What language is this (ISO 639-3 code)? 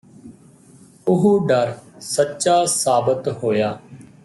pan